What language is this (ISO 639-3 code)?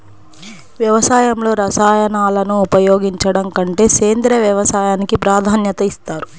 tel